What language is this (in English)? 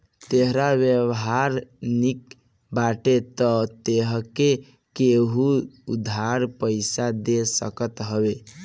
Bhojpuri